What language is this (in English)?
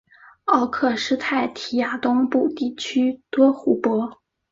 Chinese